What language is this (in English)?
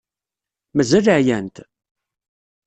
Kabyle